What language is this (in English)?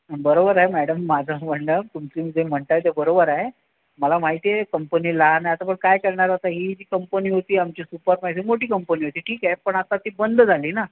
Marathi